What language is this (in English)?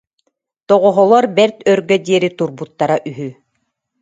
Yakut